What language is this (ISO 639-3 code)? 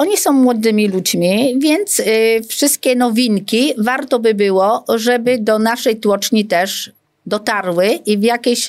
pol